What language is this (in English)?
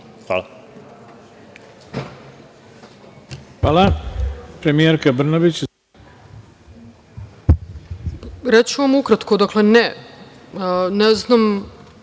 Serbian